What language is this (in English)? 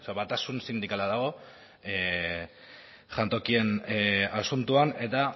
Basque